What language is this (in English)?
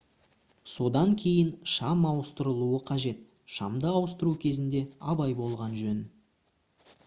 Kazakh